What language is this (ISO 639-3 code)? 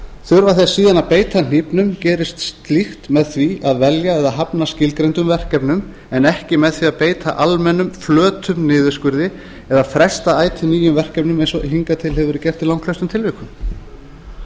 isl